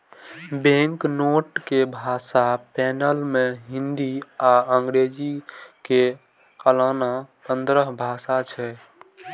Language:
Maithili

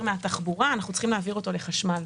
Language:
Hebrew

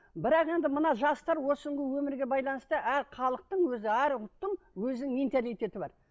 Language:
Kazakh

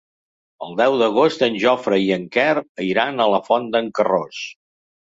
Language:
Catalan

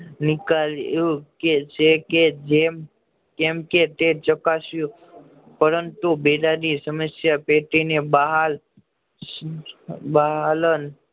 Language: Gujarati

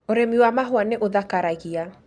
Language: Kikuyu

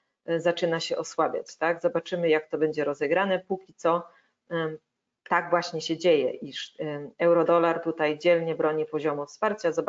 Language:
Polish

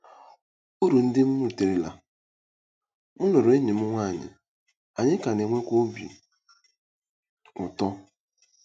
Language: Igbo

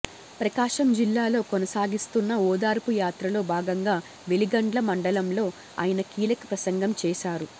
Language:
Telugu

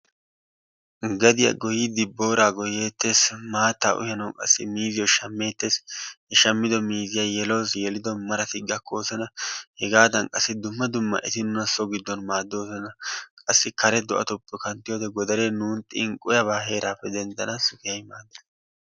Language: Wolaytta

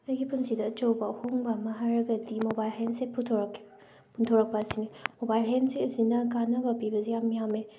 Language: Manipuri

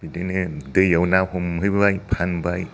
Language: Bodo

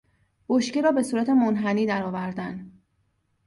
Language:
Persian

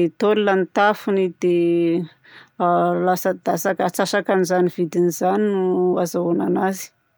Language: Southern Betsimisaraka Malagasy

